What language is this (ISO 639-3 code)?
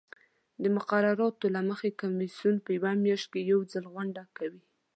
pus